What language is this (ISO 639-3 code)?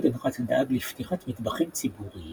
heb